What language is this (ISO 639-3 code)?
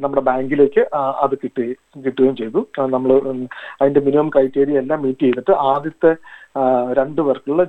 mal